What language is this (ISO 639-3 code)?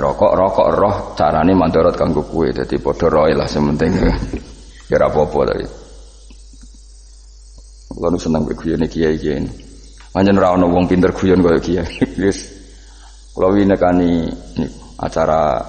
ind